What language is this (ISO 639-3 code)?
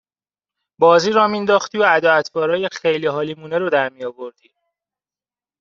fas